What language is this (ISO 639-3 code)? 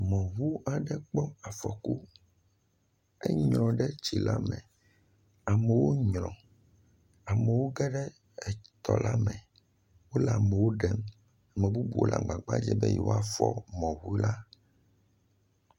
ewe